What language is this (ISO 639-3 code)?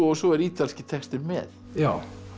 isl